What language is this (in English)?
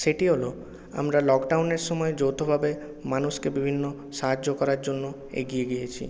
Bangla